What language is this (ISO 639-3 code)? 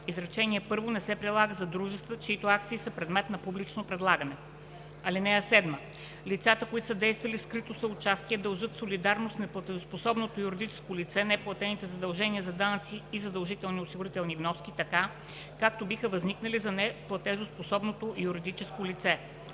bul